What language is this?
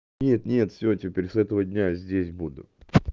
Russian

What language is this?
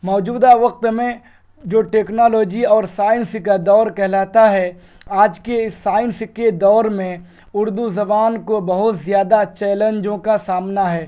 Urdu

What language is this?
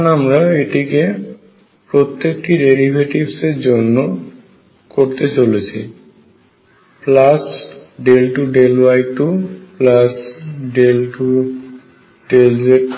Bangla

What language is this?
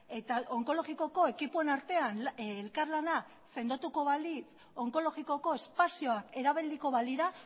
Basque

